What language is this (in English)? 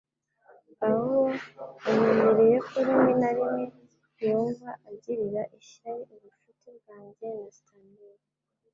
Kinyarwanda